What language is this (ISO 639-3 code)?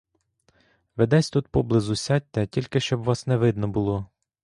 ukr